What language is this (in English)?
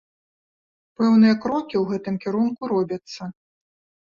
Belarusian